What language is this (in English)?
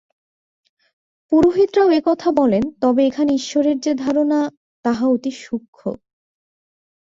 Bangla